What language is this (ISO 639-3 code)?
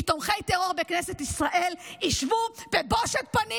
heb